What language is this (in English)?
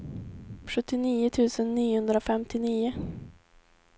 Swedish